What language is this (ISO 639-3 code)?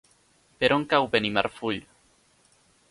cat